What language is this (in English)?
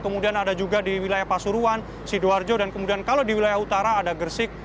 Indonesian